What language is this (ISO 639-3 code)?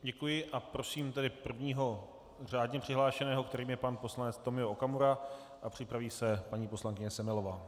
ces